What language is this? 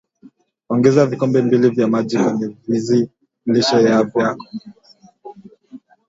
Swahili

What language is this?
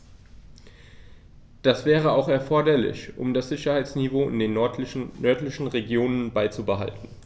German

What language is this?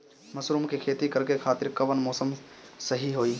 Bhojpuri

